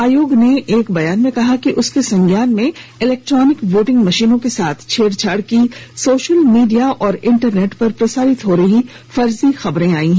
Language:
Hindi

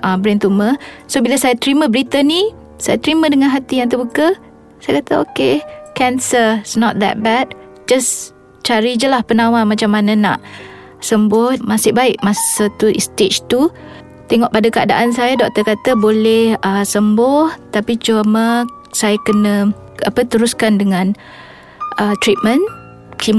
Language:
Malay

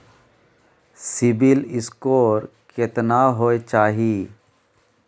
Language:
Maithili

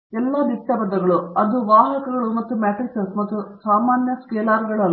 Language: Kannada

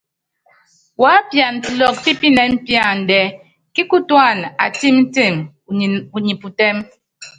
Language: Yangben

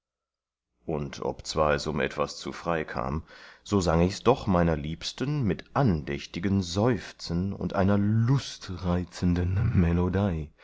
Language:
German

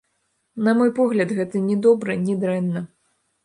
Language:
Belarusian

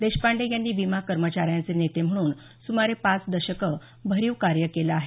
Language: Marathi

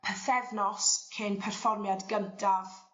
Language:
Welsh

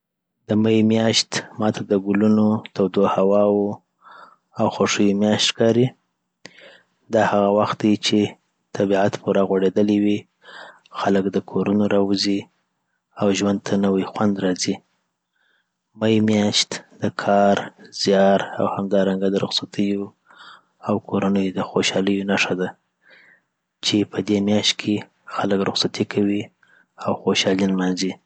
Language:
Southern Pashto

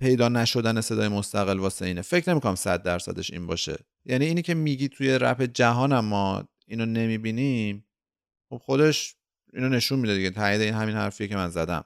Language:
Persian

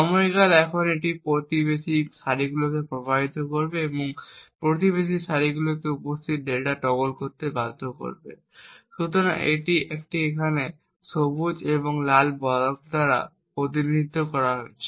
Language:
Bangla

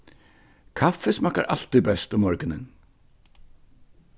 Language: Faroese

